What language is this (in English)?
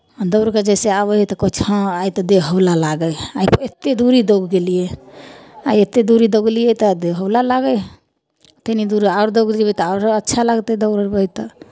Maithili